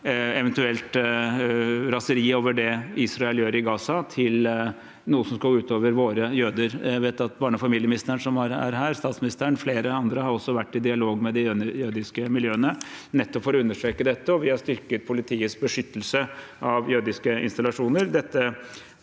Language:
Norwegian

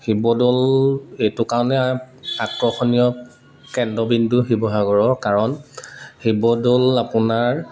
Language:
Assamese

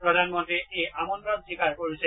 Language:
Assamese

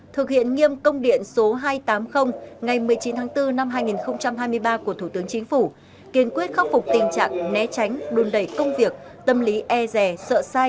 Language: Vietnamese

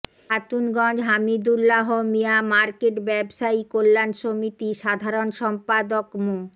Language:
Bangla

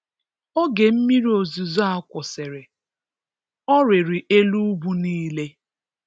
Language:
Igbo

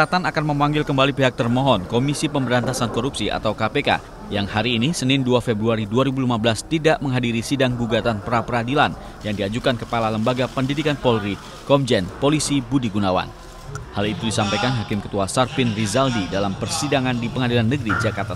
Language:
Indonesian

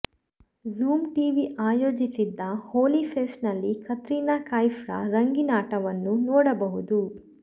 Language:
Kannada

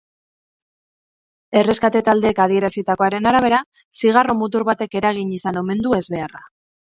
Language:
Basque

